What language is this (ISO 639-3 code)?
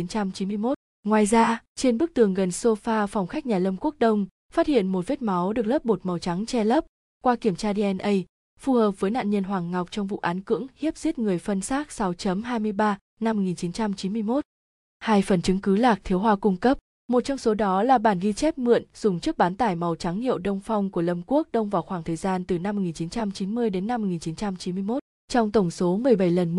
vie